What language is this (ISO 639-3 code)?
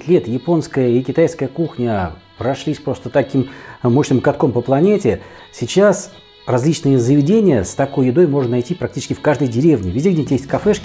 rus